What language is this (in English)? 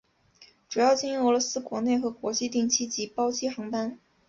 Chinese